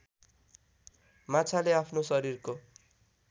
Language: Nepali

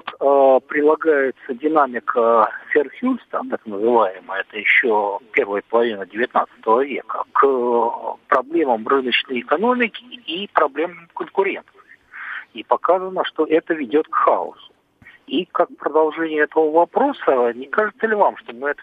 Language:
Russian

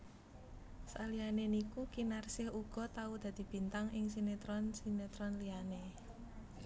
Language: Javanese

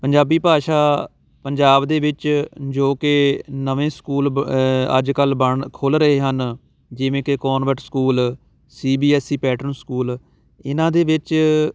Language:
Punjabi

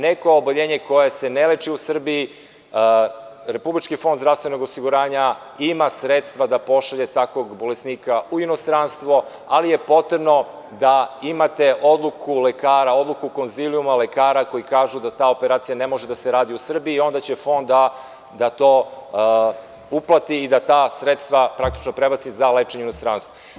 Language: Serbian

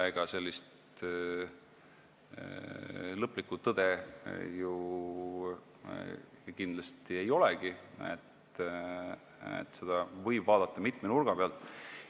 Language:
Estonian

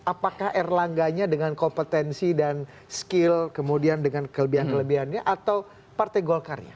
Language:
Indonesian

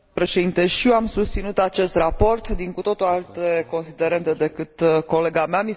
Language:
Romanian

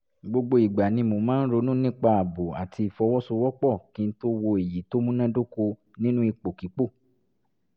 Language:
Yoruba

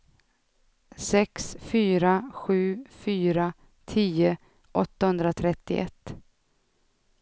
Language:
Swedish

